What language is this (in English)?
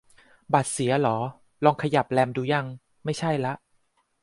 Thai